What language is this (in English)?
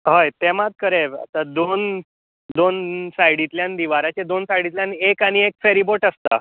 Konkani